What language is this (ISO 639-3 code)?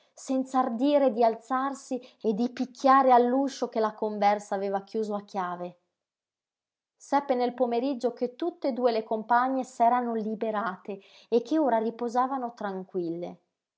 ita